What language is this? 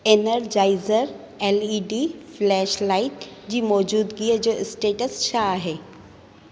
Sindhi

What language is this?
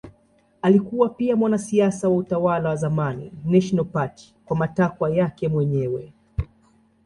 Swahili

